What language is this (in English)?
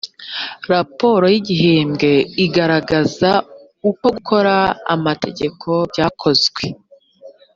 Kinyarwanda